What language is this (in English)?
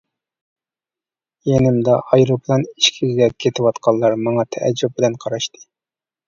Uyghur